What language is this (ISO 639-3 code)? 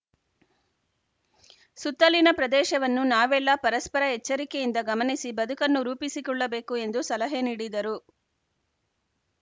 kan